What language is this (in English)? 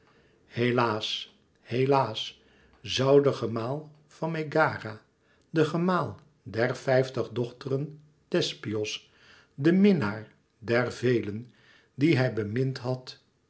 Dutch